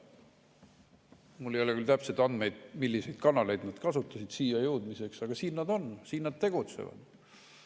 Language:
Estonian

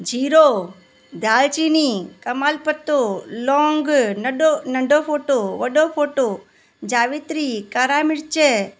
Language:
Sindhi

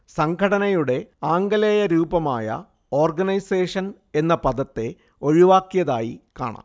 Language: Malayalam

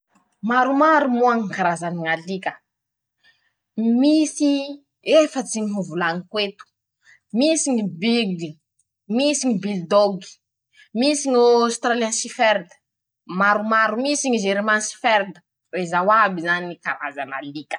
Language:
Masikoro Malagasy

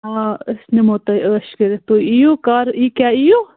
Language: Kashmiri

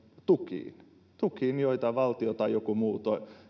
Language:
Finnish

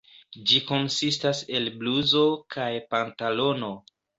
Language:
Esperanto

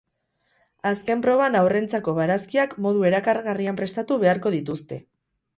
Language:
Basque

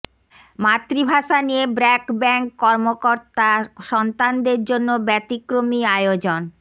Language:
Bangla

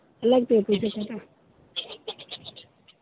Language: Santali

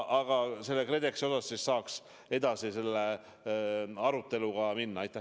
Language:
Estonian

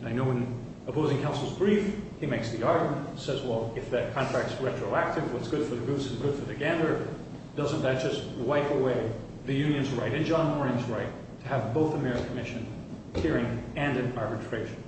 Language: English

